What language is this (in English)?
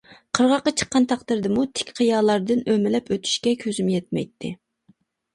Uyghur